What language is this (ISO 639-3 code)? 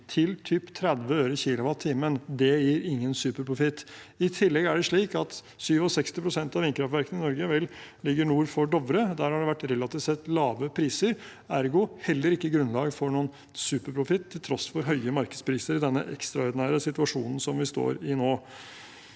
nor